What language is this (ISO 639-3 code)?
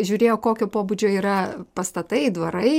lit